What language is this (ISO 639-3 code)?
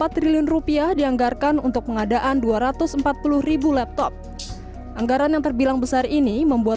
ind